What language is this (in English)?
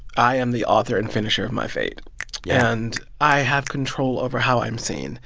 English